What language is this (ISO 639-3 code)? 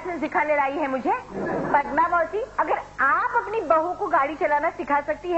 hin